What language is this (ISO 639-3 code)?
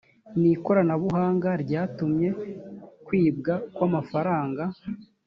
kin